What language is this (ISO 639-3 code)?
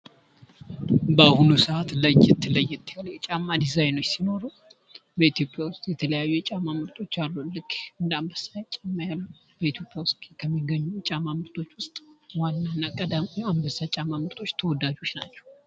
amh